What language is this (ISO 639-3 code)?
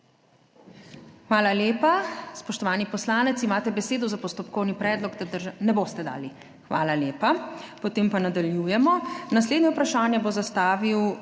slv